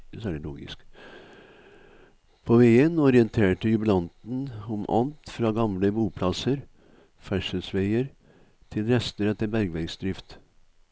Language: Norwegian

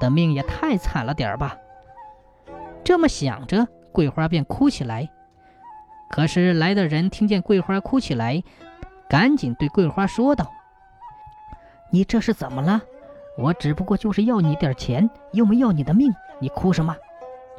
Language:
Chinese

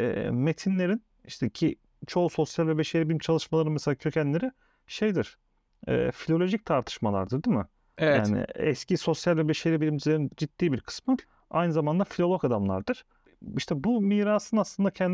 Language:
Turkish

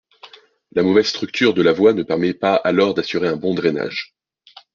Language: French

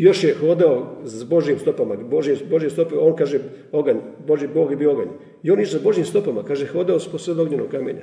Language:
Croatian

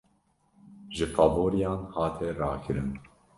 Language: Kurdish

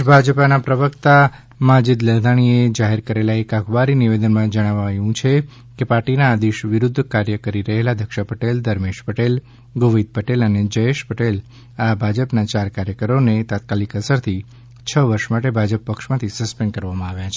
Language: Gujarati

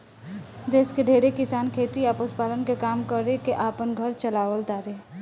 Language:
Bhojpuri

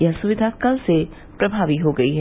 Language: Hindi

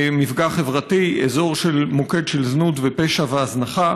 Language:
Hebrew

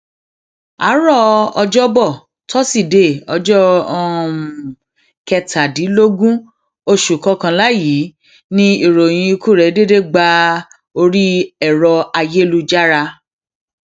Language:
Yoruba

